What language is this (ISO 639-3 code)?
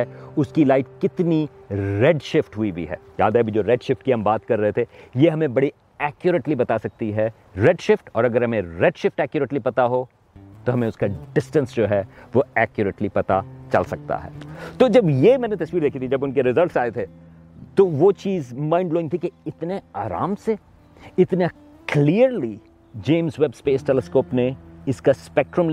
urd